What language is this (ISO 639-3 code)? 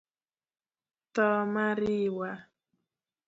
luo